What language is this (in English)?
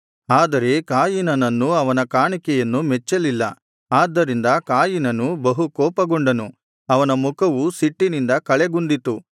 Kannada